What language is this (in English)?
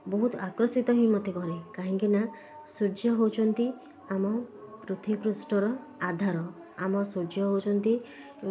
Odia